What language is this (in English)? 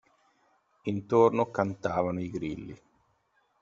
Italian